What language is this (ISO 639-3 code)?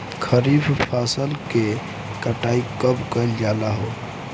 bho